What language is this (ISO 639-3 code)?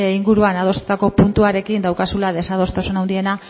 eus